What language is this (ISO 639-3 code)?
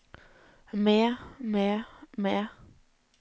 nor